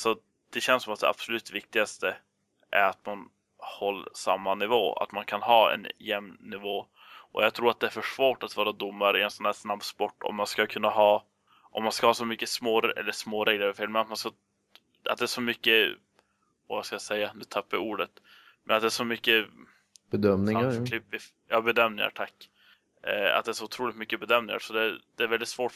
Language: Swedish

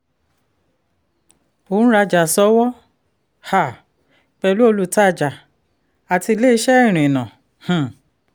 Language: Yoruba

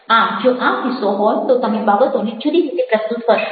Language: Gujarati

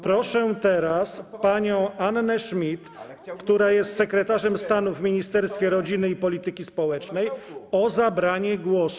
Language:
Polish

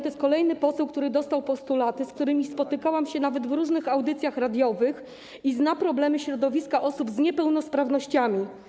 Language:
Polish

